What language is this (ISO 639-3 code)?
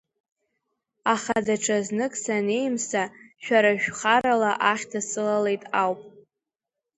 abk